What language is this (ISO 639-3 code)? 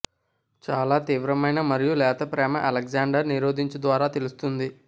tel